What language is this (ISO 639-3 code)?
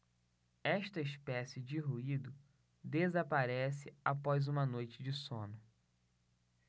por